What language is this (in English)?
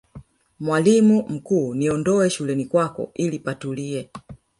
Swahili